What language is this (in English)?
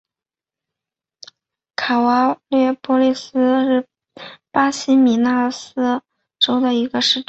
Chinese